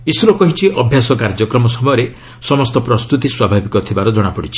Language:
Odia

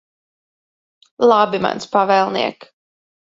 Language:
Latvian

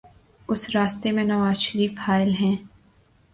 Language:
Urdu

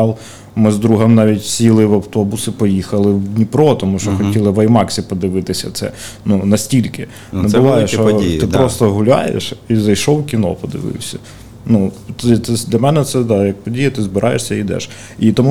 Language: Ukrainian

